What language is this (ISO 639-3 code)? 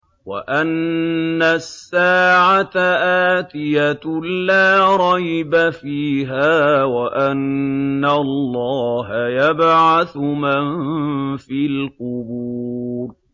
ara